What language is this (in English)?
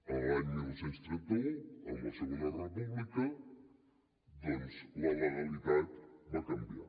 Catalan